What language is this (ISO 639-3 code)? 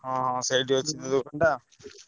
ori